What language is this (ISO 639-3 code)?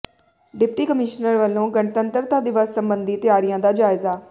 pan